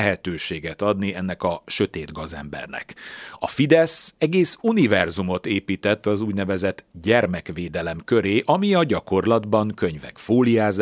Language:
Hungarian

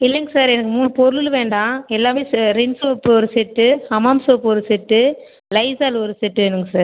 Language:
Tamil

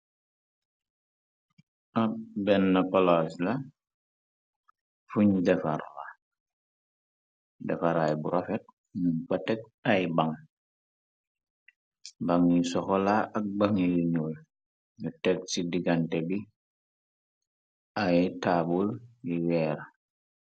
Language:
Wolof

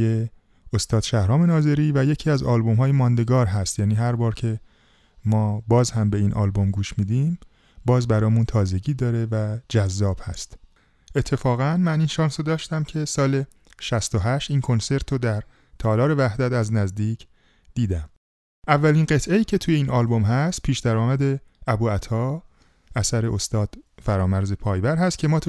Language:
Persian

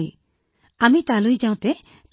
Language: Assamese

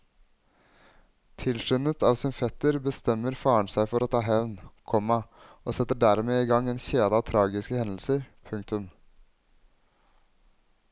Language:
Norwegian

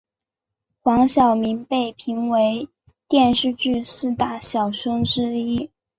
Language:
Chinese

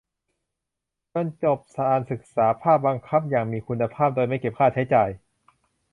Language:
Thai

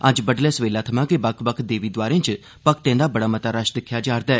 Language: Dogri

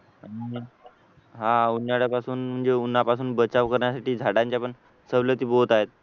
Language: Marathi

